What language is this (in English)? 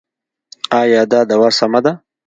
Pashto